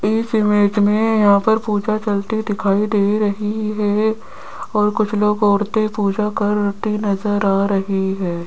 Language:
Hindi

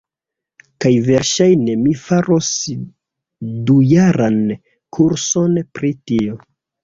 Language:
Esperanto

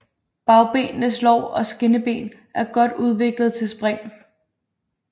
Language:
Danish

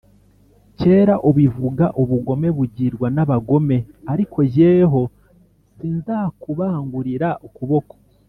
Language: Kinyarwanda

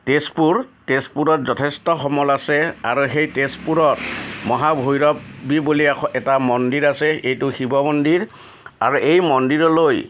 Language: Assamese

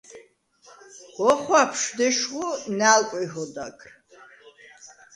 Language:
Svan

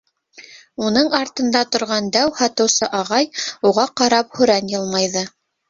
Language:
Bashkir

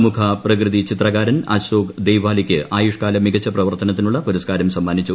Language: Malayalam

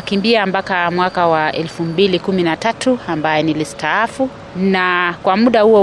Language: Swahili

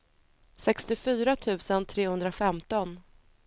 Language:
Swedish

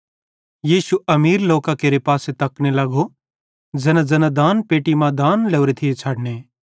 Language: Bhadrawahi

